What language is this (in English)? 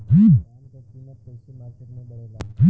Bhojpuri